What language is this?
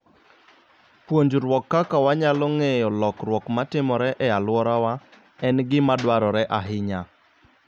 Luo (Kenya and Tanzania)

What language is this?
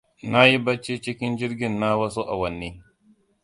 Hausa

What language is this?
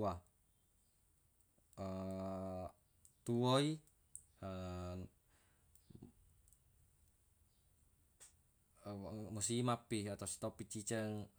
Buginese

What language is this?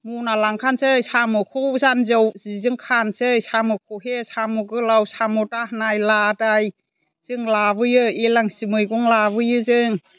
Bodo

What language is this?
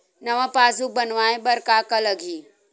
Chhattisgarhi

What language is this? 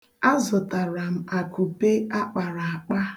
Igbo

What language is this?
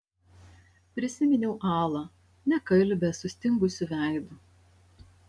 Lithuanian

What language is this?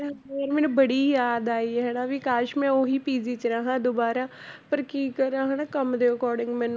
Punjabi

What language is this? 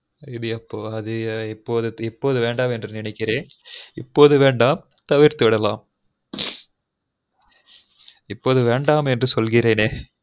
Tamil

